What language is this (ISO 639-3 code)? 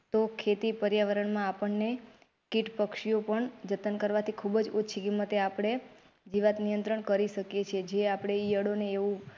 guj